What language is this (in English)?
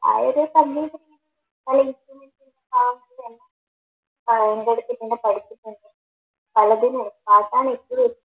Malayalam